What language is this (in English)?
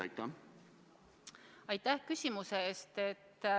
Estonian